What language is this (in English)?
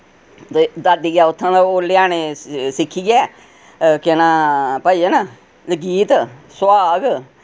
Dogri